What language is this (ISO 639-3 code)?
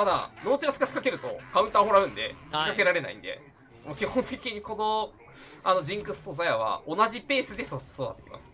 jpn